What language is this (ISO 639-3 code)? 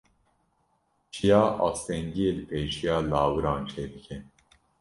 kur